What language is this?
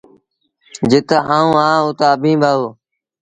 Sindhi Bhil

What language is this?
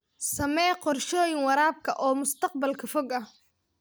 Somali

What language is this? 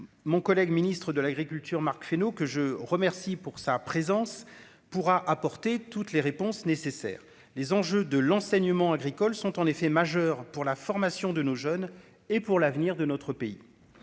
French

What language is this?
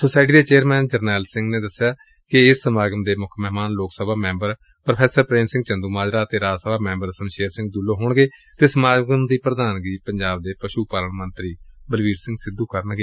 Punjabi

